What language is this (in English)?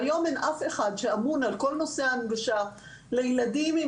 Hebrew